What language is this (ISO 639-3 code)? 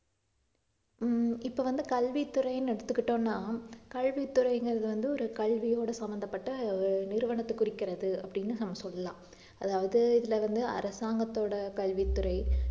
tam